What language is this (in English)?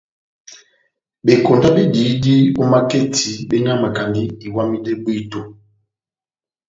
Batanga